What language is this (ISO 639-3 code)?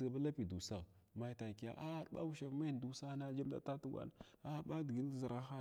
glw